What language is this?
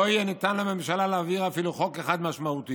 Hebrew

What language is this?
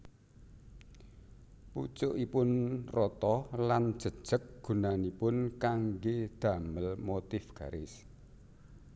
Javanese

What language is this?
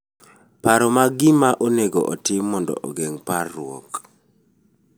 Luo (Kenya and Tanzania)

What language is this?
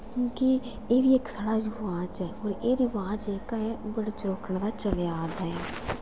Dogri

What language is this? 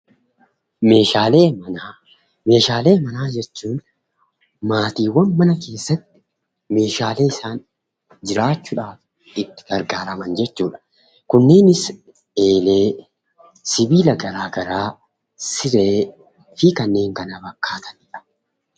Oromo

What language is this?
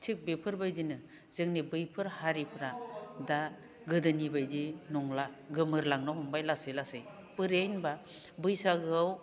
Bodo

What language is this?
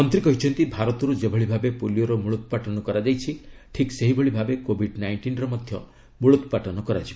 Odia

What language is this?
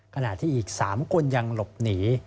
Thai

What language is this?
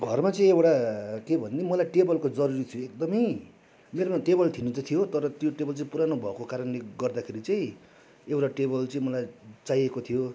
Nepali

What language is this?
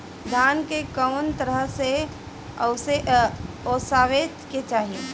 Bhojpuri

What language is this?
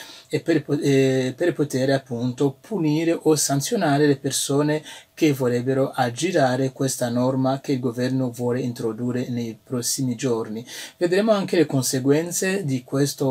Italian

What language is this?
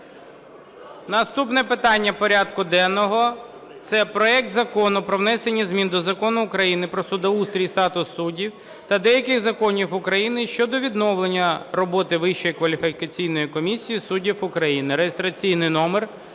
Ukrainian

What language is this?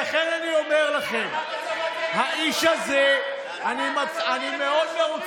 Hebrew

